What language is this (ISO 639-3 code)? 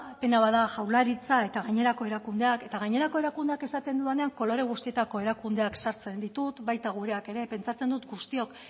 eus